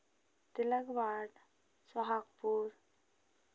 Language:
Hindi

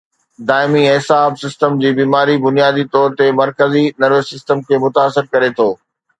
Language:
Sindhi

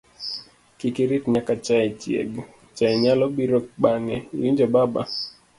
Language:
Luo (Kenya and Tanzania)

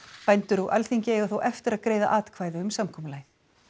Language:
Icelandic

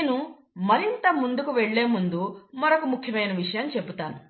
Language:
Telugu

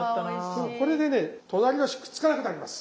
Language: Japanese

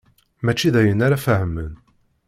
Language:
Kabyle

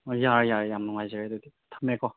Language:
Manipuri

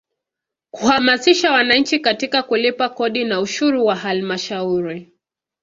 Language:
Swahili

